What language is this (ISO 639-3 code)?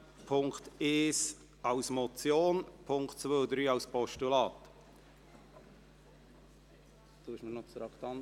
gsw